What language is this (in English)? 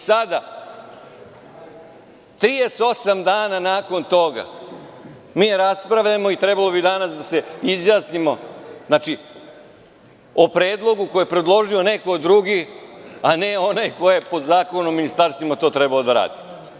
Serbian